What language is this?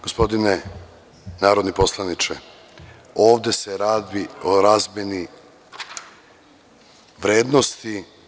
Serbian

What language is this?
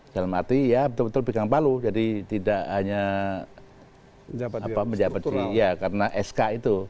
Indonesian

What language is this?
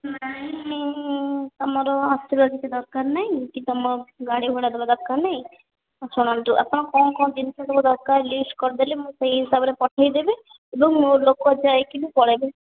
Odia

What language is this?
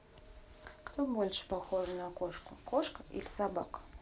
Russian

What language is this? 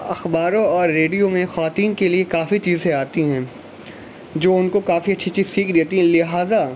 Urdu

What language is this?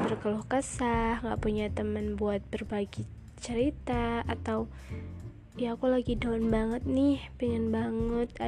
Indonesian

